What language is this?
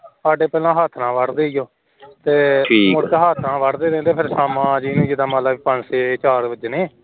Punjabi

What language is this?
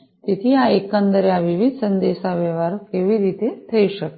Gujarati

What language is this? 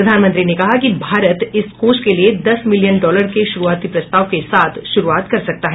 Hindi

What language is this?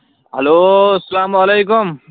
Kashmiri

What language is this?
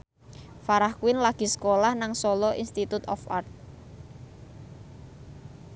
Javanese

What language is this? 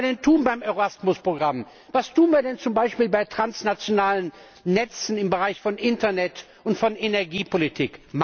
German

